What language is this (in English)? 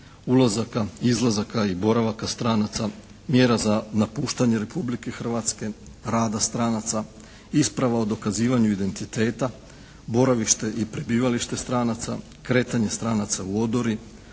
Croatian